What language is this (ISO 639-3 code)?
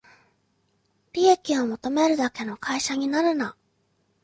jpn